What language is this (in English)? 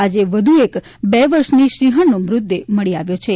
Gujarati